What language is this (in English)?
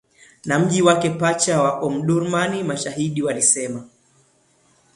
Swahili